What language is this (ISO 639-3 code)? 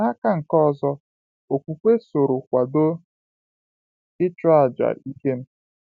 ibo